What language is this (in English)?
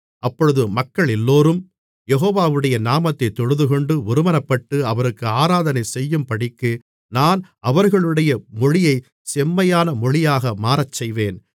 Tamil